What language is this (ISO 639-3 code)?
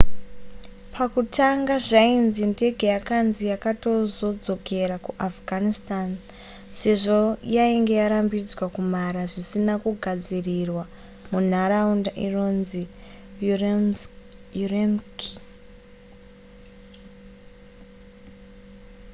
sna